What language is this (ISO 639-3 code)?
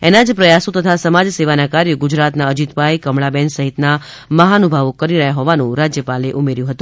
guj